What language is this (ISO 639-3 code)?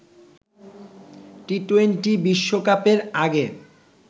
ben